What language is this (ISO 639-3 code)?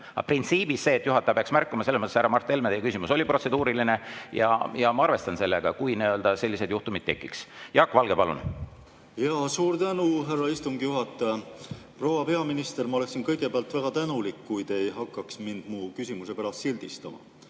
est